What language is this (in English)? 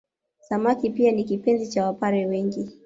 Swahili